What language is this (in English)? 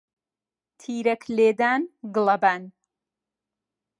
Central Kurdish